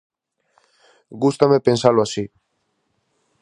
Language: Galician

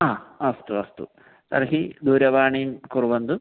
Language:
Sanskrit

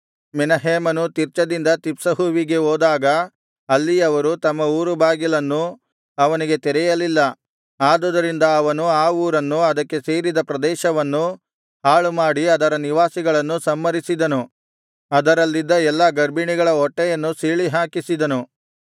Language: Kannada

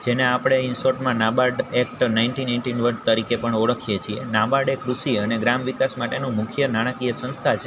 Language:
Gujarati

